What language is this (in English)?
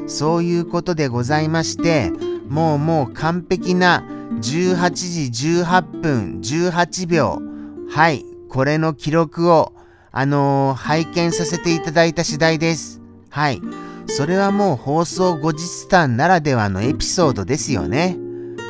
Japanese